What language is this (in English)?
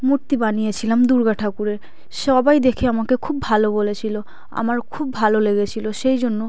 Bangla